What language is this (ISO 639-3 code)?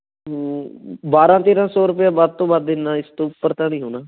pan